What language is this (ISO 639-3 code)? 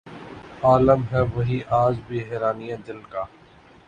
urd